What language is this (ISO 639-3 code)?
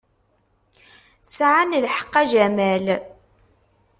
kab